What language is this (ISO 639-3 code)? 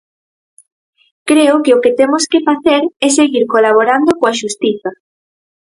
glg